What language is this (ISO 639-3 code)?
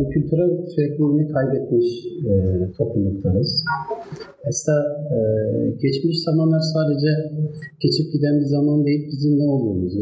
tur